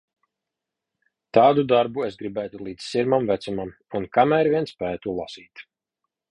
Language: Latvian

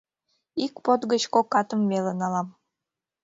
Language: Mari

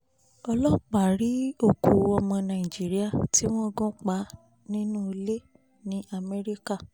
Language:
Yoruba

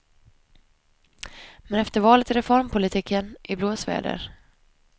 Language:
Swedish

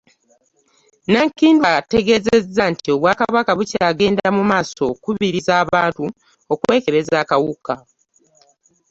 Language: Ganda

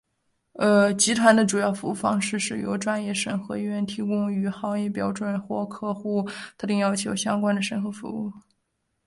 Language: Chinese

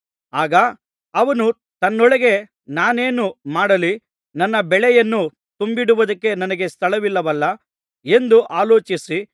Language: Kannada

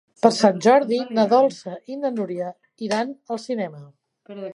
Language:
Catalan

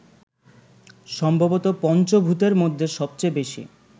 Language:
Bangla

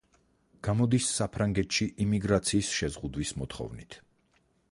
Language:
Georgian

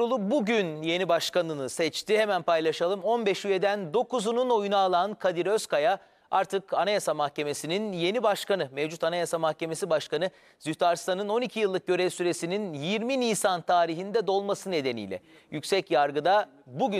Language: Turkish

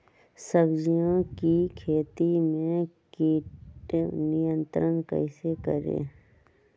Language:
Magahi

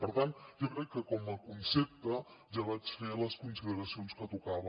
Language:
Catalan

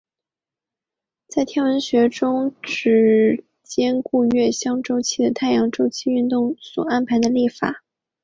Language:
Chinese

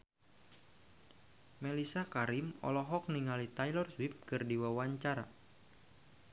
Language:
Sundanese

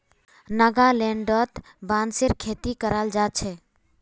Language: Magahi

